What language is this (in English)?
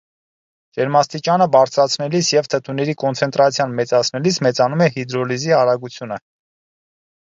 Armenian